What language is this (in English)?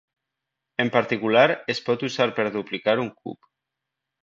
Catalan